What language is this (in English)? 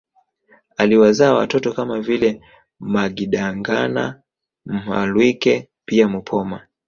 Swahili